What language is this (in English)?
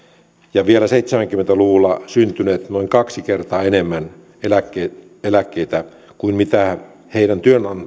Finnish